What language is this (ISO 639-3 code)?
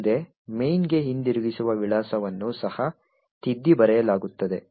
kan